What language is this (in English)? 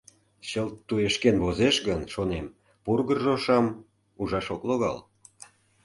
Mari